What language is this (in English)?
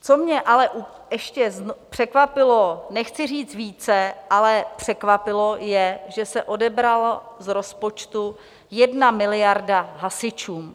Czech